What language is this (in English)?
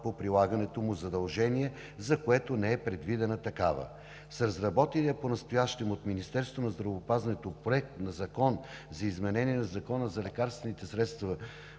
Bulgarian